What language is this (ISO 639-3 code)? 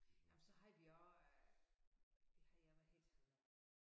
dan